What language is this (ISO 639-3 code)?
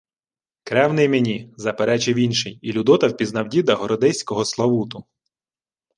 ukr